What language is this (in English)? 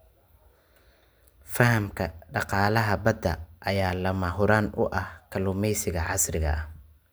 Somali